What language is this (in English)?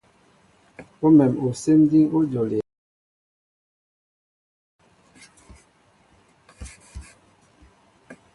Mbo (Cameroon)